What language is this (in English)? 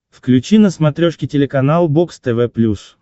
Russian